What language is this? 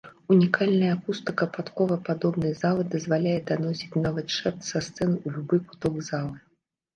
Belarusian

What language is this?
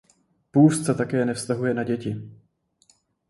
Czech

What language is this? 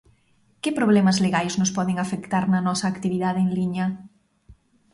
Galician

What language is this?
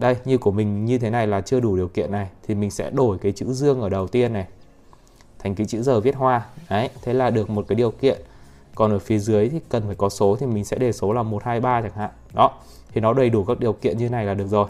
Vietnamese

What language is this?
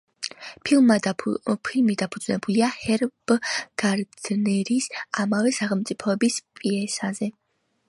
Georgian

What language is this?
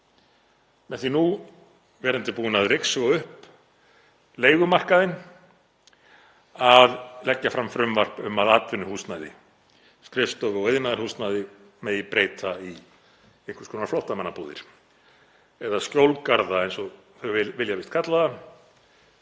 Icelandic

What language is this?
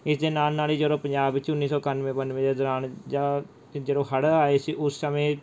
Punjabi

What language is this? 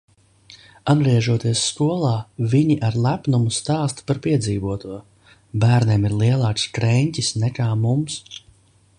Latvian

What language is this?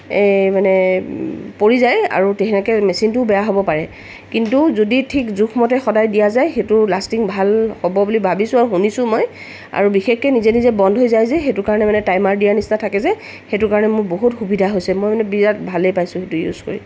Assamese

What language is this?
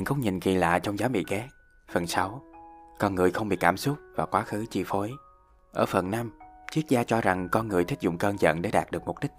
Vietnamese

